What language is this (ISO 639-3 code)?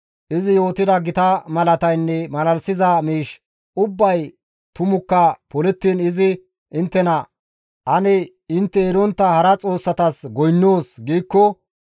gmv